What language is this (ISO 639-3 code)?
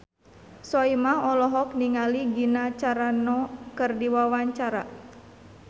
sun